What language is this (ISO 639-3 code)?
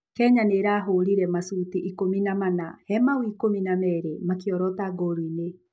kik